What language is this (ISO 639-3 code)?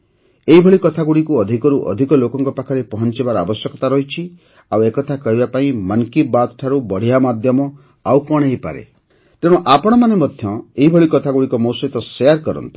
ori